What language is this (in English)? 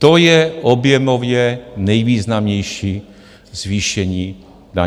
Czech